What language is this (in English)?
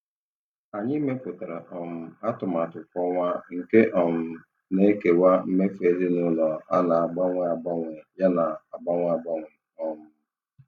Igbo